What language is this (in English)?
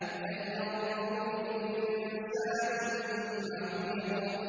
Arabic